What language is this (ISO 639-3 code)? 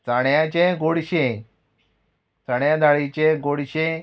kok